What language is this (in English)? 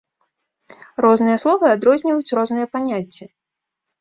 Belarusian